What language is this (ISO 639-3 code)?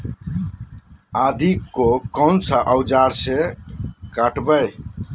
mag